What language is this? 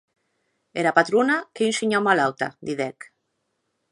Occitan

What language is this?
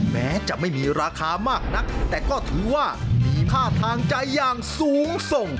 Thai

